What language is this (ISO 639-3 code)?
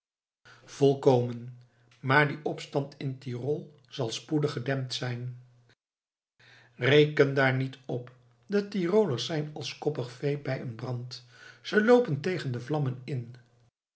nld